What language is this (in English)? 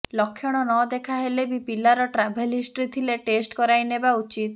Odia